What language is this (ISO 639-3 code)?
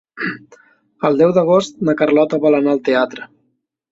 cat